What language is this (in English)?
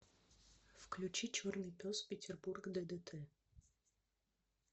Russian